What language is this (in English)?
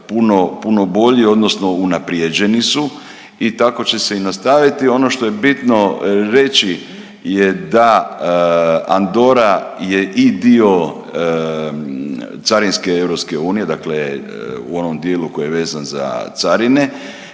Croatian